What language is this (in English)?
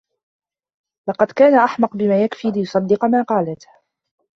Arabic